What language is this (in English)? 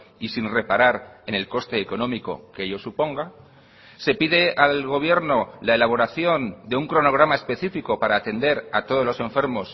Spanish